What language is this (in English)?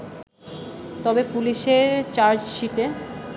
Bangla